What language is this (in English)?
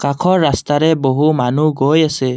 Assamese